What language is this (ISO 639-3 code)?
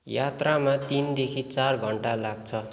nep